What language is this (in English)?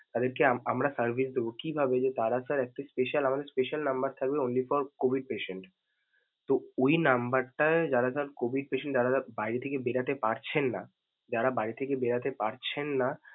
Bangla